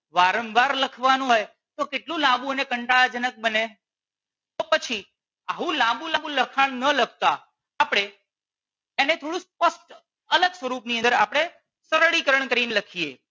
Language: Gujarati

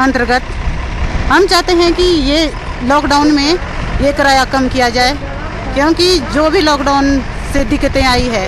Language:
Hindi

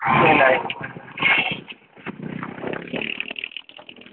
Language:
Assamese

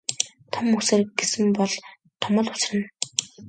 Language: Mongolian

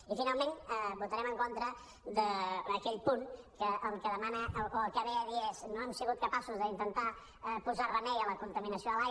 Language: Catalan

